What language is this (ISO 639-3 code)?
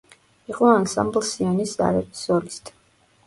kat